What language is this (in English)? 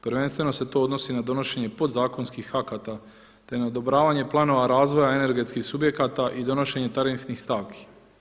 Croatian